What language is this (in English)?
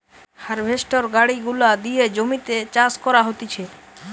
Bangla